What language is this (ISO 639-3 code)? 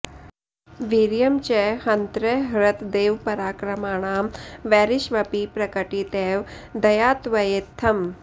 san